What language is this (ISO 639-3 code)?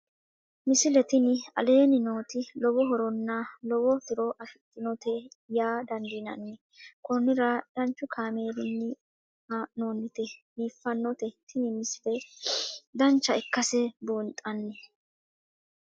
sid